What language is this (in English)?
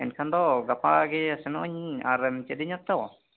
Santali